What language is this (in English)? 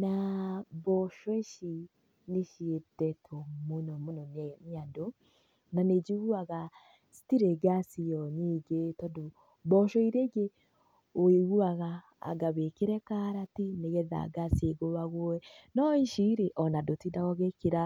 Kikuyu